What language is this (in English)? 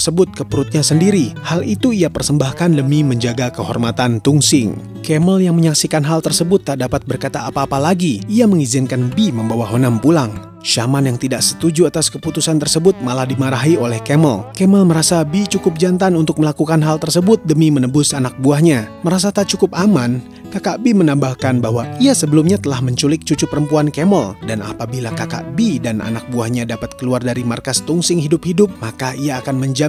Indonesian